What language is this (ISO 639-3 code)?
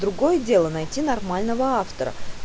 rus